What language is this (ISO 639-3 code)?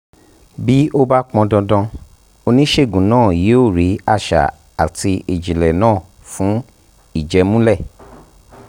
yor